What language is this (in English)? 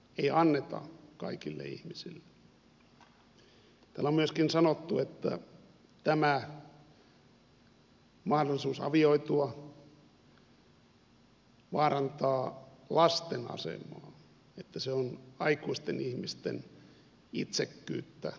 Finnish